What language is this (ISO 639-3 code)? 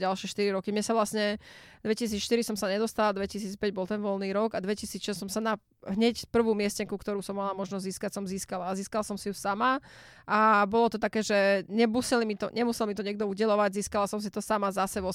slk